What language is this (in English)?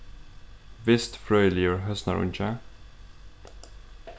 Faroese